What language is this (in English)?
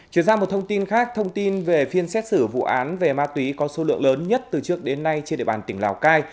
Vietnamese